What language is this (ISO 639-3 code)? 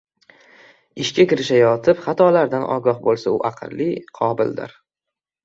uzb